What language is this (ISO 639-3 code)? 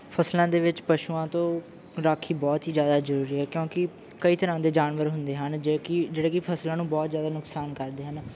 pan